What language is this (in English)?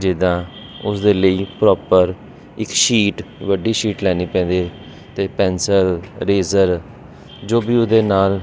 Punjabi